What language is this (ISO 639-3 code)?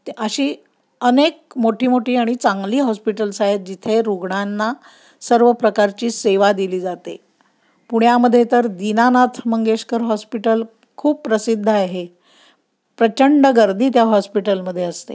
mar